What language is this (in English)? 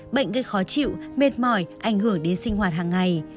Vietnamese